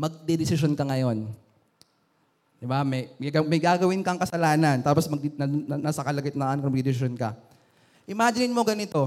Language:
Filipino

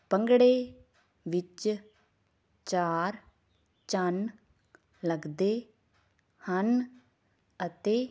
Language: Punjabi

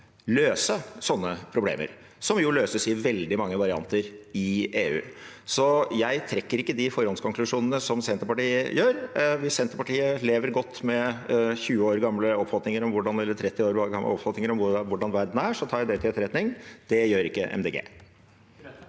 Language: Norwegian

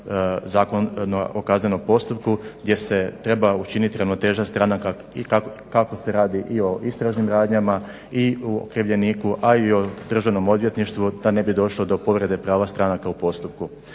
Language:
Croatian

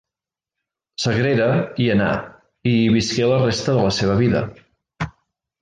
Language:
Catalan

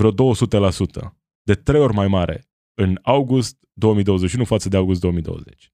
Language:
Romanian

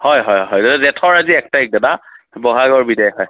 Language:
Assamese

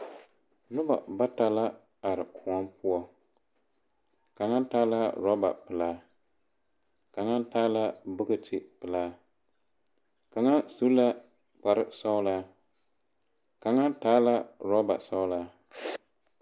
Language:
Southern Dagaare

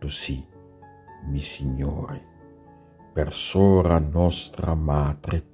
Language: Italian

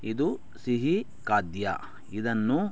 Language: Kannada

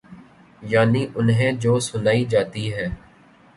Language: Urdu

